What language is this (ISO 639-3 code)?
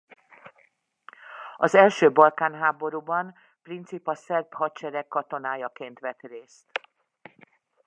hun